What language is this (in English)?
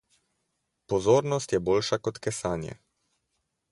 Slovenian